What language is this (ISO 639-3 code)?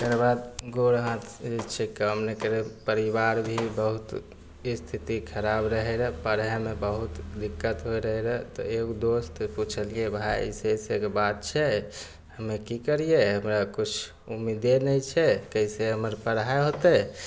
mai